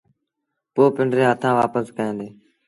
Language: Sindhi Bhil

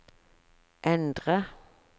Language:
Norwegian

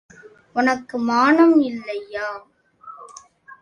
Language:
Tamil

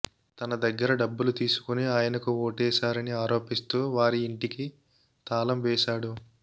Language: Telugu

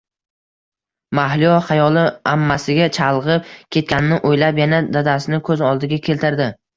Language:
Uzbek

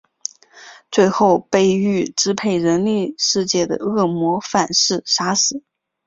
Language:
Chinese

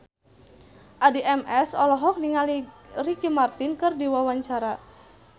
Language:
Sundanese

